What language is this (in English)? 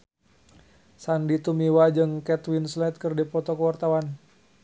Sundanese